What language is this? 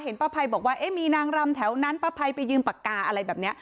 Thai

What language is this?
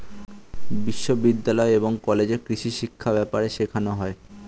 Bangla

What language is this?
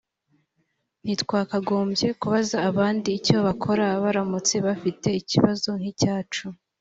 Kinyarwanda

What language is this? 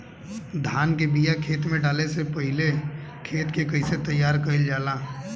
Bhojpuri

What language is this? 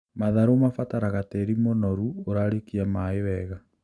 Kikuyu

